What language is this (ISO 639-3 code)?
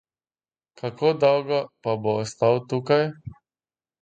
slv